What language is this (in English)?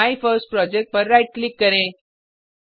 Hindi